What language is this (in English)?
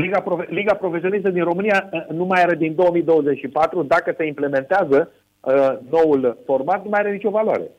Romanian